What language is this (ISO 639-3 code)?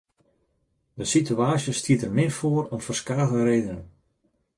fry